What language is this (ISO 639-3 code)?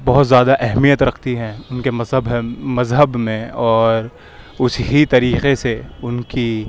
urd